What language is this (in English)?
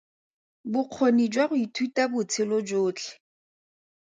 Tswana